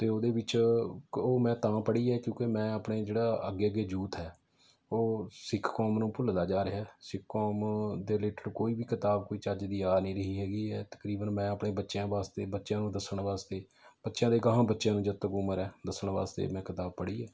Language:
Punjabi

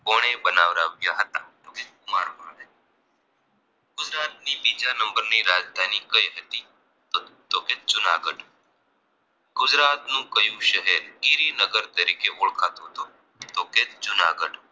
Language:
Gujarati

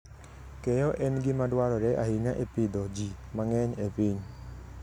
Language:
Luo (Kenya and Tanzania)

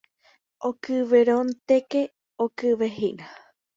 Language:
Guarani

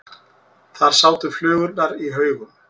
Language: Icelandic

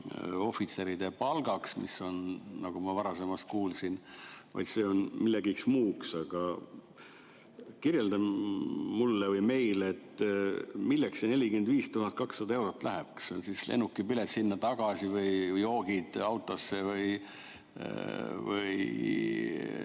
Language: Estonian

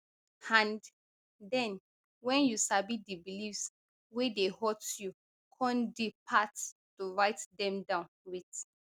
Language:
Nigerian Pidgin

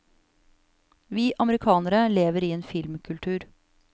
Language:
Norwegian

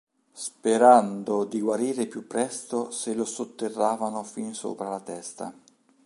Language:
Italian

